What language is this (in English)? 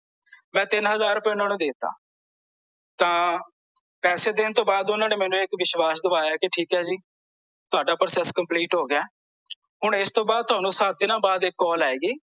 Punjabi